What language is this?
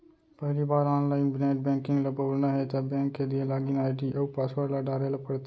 Chhattisgarhi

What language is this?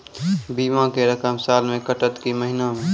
Maithili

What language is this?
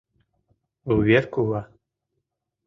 Mari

